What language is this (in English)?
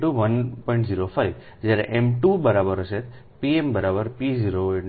Gujarati